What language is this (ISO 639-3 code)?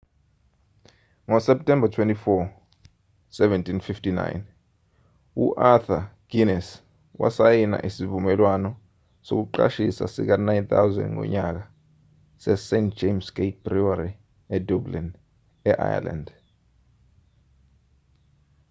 zul